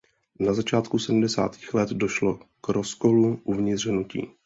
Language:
Czech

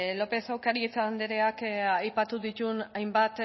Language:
Basque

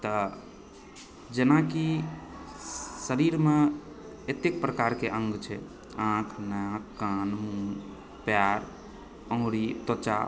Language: Maithili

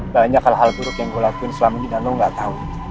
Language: Indonesian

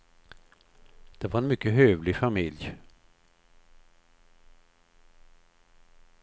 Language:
Swedish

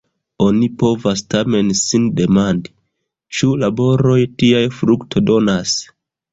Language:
Esperanto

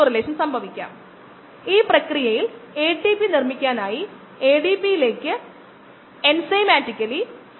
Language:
Malayalam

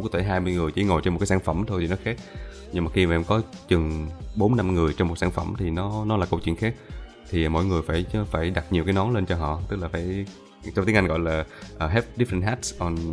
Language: Vietnamese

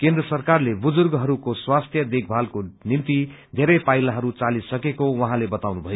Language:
Nepali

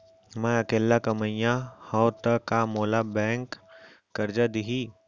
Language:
Chhattisgarhi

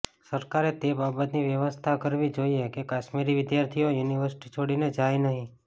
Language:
Gujarati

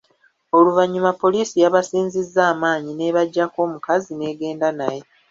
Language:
Ganda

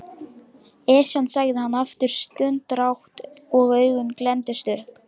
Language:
Icelandic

